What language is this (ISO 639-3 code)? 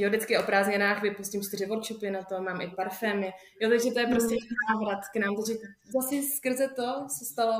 ces